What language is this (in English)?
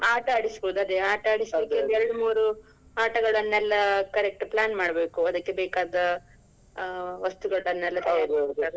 Kannada